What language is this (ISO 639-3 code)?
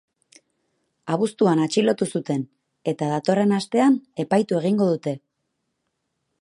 eus